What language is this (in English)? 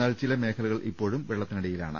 Malayalam